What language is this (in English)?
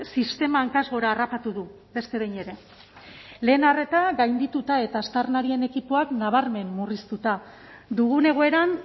Basque